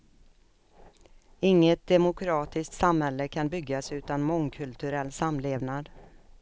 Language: Swedish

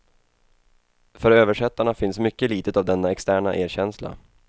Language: Swedish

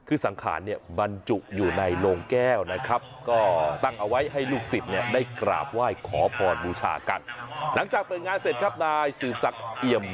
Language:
Thai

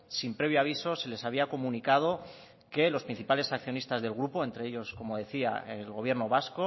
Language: Spanish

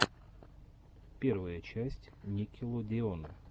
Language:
Russian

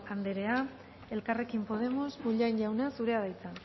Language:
Basque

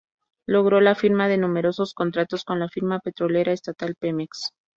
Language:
Spanish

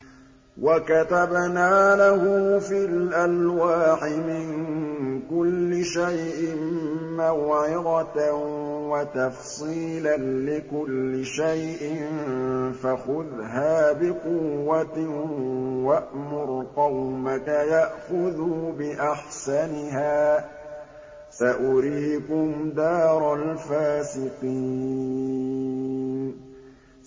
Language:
Arabic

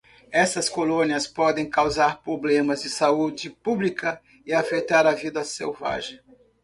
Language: Portuguese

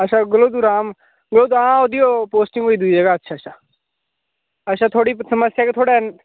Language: Dogri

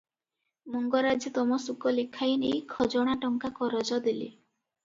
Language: Odia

